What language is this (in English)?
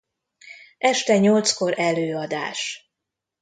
Hungarian